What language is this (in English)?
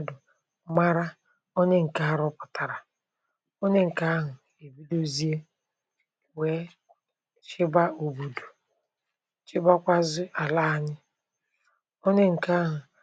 Igbo